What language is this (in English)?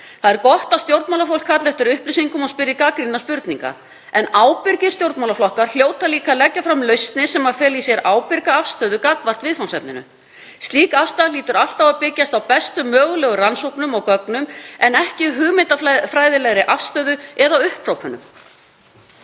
Icelandic